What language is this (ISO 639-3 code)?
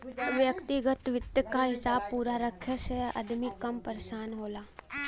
bho